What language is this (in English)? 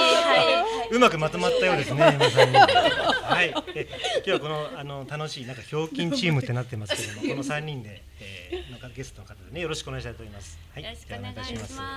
Japanese